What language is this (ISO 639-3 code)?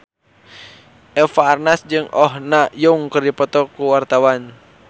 sun